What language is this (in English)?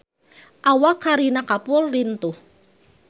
Sundanese